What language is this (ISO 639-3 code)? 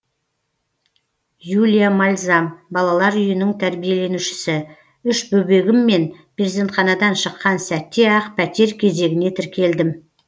kaz